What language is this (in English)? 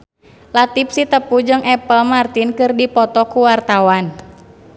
Sundanese